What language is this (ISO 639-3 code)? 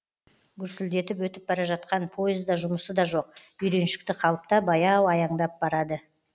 kaz